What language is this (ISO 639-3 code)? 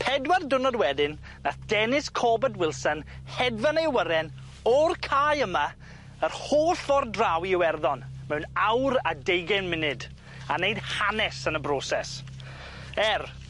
cym